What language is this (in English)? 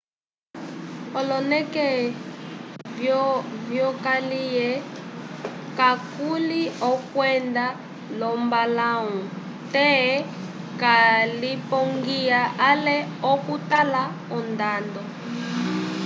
Umbundu